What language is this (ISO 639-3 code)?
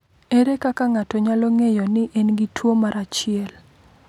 luo